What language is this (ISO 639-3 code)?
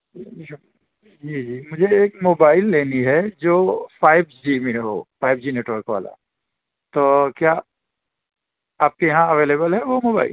urd